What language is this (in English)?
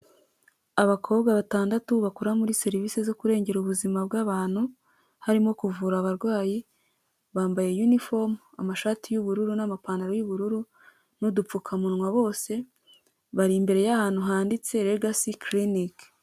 Kinyarwanda